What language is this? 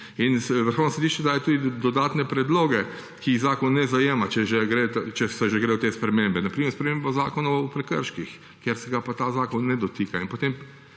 Slovenian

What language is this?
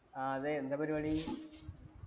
Malayalam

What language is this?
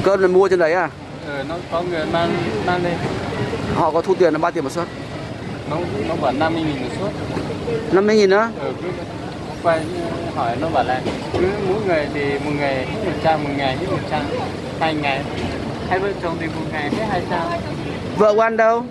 Vietnamese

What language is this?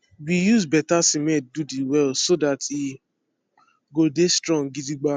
Nigerian Pidgin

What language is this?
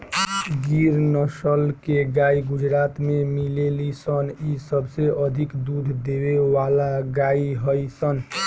Bhojpuri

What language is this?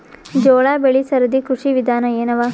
Kannada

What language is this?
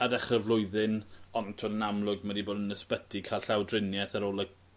Welsh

